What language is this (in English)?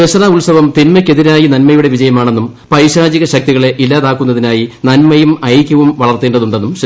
Malayalam